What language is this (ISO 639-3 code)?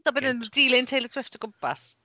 cym